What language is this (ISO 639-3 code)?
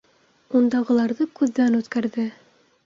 bak